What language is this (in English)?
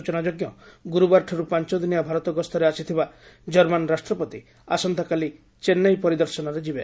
Odia